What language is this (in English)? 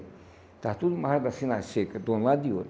Portuguese